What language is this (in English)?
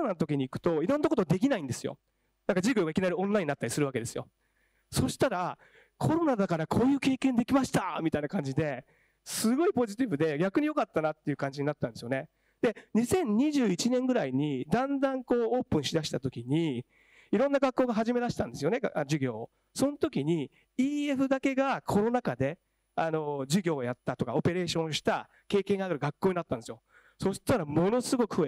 Japanese